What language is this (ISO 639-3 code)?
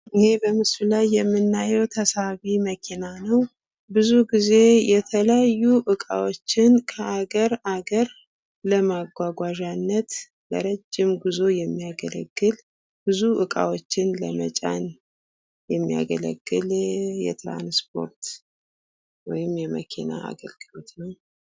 amh